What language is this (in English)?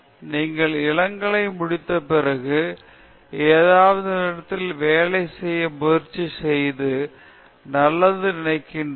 Tamil